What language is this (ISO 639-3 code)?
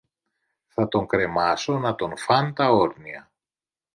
ell